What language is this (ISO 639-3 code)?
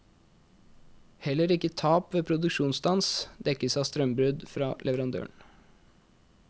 nor